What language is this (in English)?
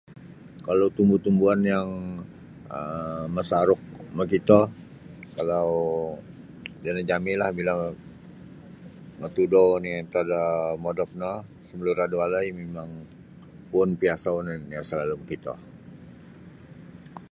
Sabah Bisaya